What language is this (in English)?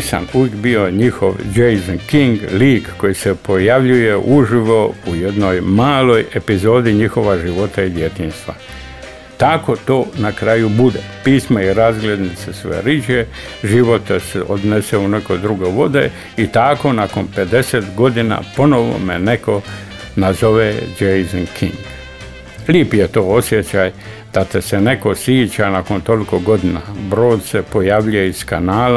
Croatian